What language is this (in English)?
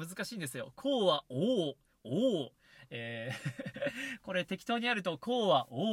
Japanese